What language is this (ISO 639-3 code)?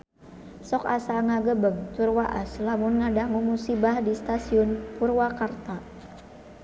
sun